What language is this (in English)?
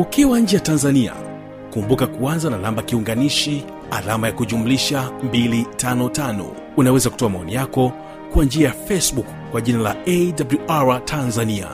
Swahili